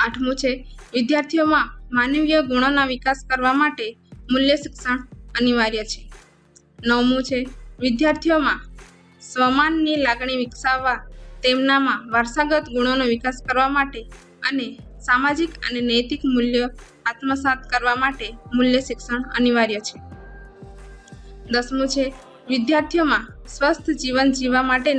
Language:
Gujarati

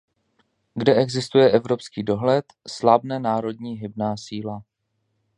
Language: Czech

